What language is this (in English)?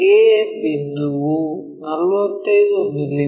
Kannada